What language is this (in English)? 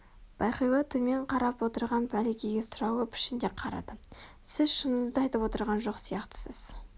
Kazakh